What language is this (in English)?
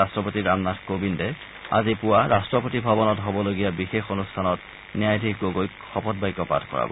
Assamese